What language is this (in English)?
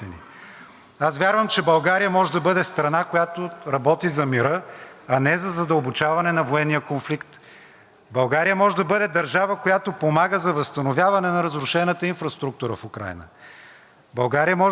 Bulgarian